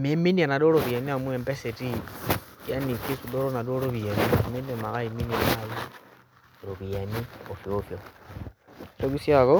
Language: Masai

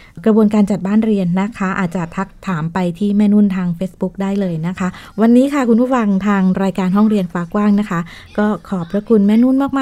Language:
Thai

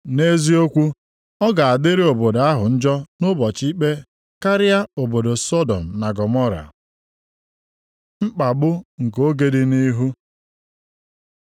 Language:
Igbo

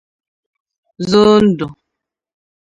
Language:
Igbo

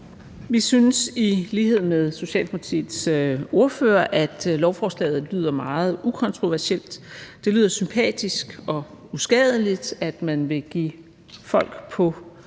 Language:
Danish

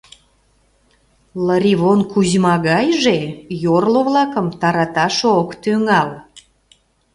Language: Mari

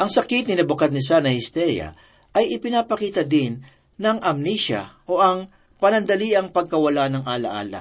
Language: Filipino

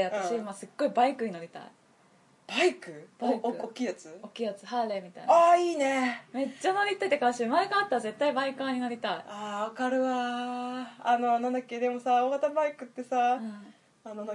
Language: Japanese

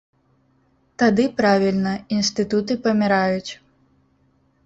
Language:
Belarusian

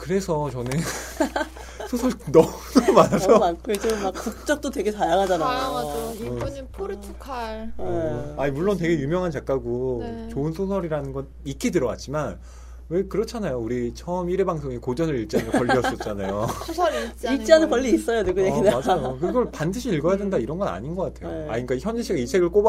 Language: Korean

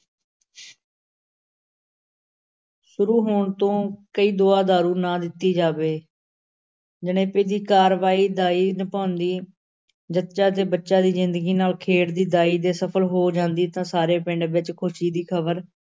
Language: Punjabi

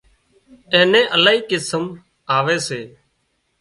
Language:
Wadiyara Koli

